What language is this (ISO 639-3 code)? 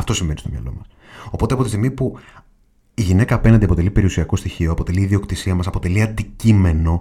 ell